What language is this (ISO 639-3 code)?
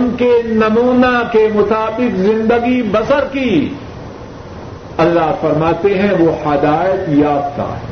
urd